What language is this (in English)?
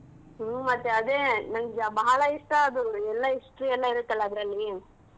Kannada